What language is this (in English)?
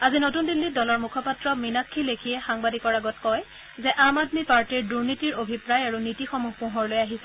Assamese